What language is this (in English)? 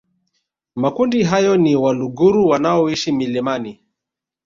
Swahili